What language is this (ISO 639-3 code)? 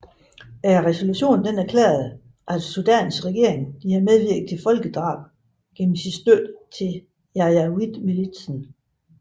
dan